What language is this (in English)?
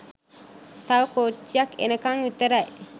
Sinhala